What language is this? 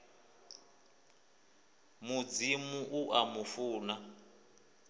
Venda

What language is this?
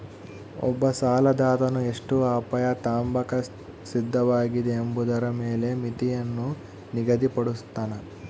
Kannada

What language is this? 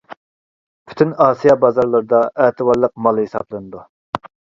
Uyghur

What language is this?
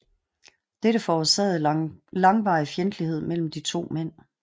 Danish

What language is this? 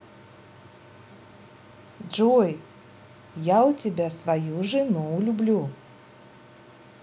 Russian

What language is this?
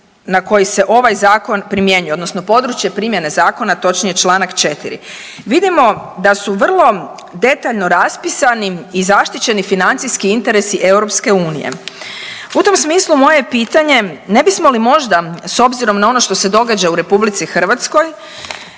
Croatian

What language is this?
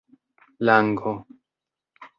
Esperanto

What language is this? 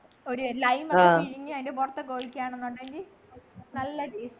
Malayalam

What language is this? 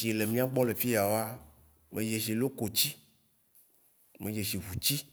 Waci Gbe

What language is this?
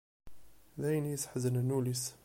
Kabyle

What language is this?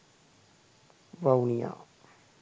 Sinhala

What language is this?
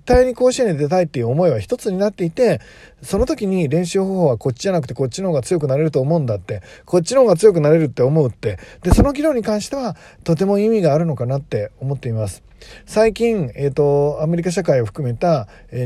Japanese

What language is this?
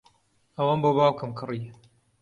Central Kurdish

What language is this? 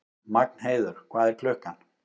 Icelandic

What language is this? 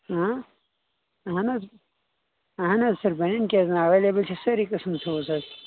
Kashmiri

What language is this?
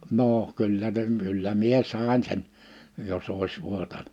Finnish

